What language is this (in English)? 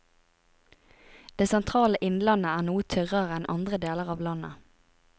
Norwegian